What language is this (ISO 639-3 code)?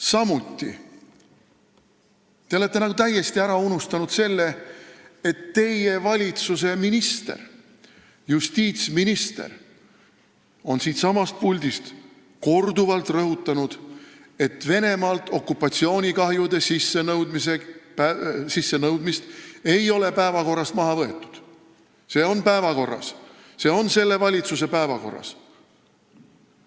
est